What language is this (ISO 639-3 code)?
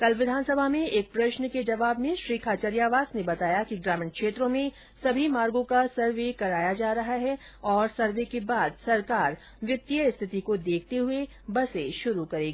hin